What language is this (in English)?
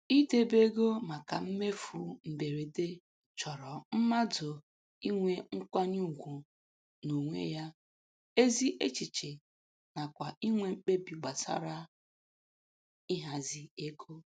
Igbo